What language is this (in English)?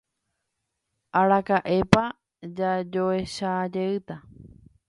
Guarani